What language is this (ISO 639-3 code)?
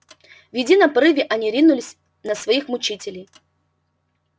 rus